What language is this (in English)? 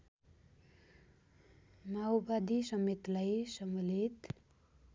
Nepali